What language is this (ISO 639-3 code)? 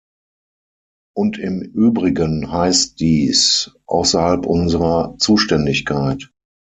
deu